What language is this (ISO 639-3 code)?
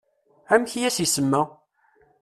kab